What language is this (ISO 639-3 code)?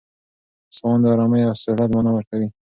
pus